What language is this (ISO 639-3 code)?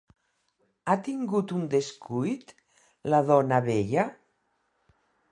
cat